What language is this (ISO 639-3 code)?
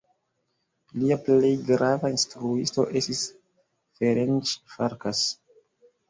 epo